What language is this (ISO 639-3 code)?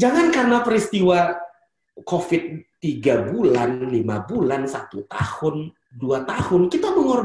ind